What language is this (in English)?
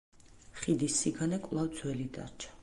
Georgian